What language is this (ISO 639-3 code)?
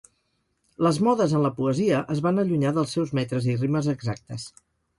cat